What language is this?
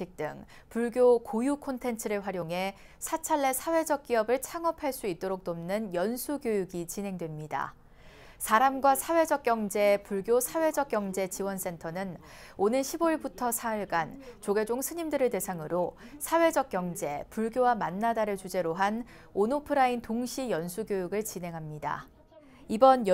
Korean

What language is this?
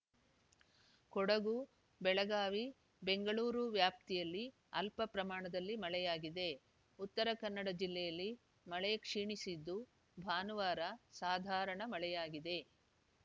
Kannada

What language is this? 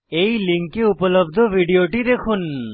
Bangla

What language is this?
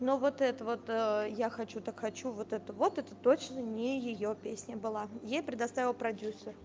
Russian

